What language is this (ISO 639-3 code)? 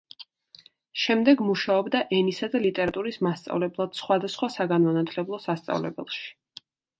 kat